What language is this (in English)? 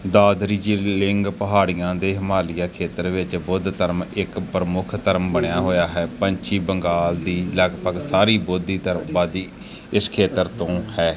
Punjabi